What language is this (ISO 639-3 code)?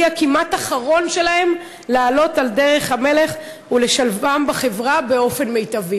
heb